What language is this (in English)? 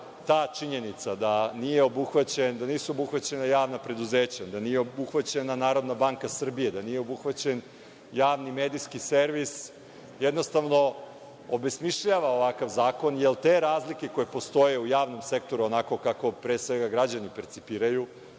Serbian